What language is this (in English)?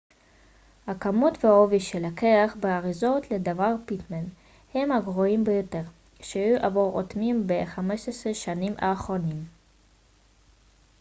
Hebrew